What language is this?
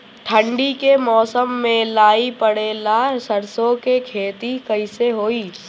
Bhojpuri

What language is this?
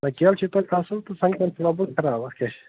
Kashmiri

